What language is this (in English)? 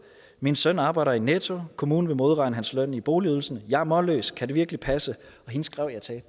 Danish